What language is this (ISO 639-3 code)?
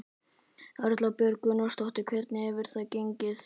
isl